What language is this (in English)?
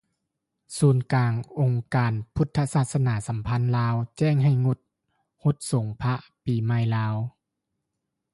Lao